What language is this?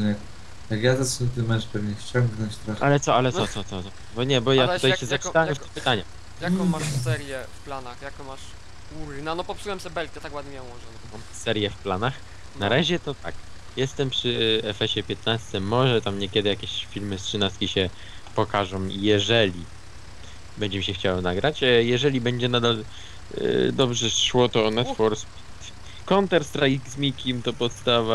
Polish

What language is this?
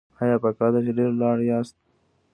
Pashto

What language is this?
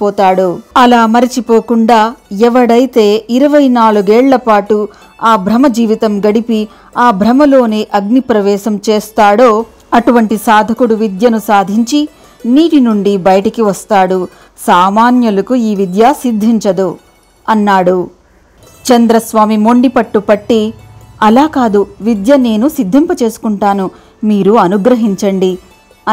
Telugu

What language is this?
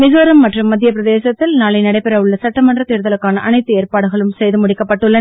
Tamil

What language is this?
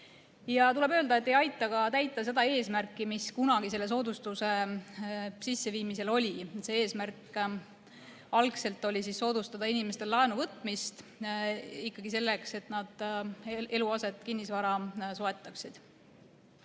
Estonian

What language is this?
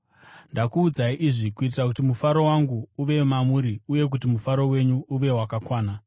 Shona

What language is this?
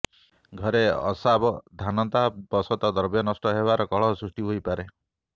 Odia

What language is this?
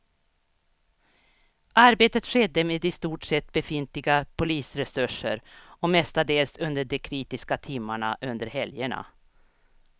Swedish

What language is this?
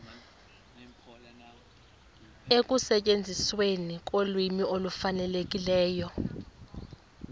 Xhosa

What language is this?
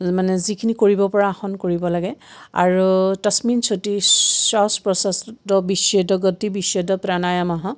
Assamese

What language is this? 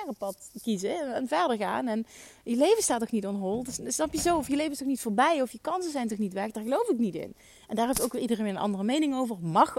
Dutch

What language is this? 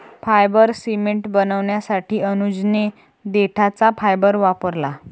Marathi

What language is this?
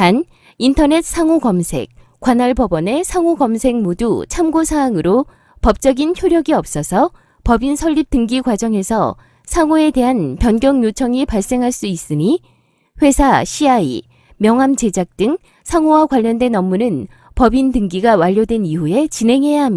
Korean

